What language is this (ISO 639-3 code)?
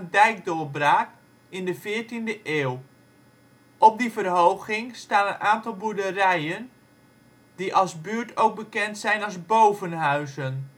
nld